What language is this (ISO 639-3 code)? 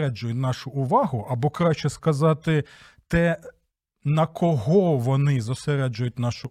ukr